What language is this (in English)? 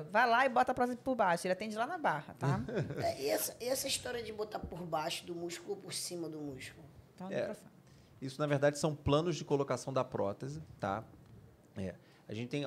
Portuguese